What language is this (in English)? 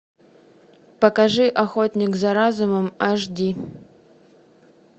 Russian